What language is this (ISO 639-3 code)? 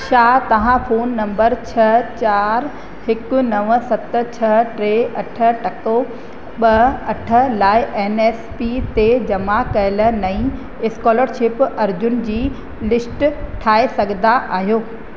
snd